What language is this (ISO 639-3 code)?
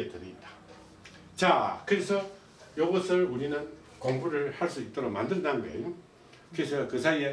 kor